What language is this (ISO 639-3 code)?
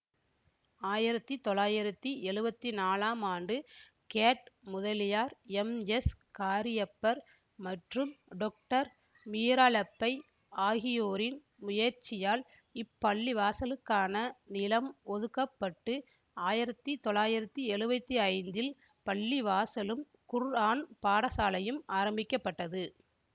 tam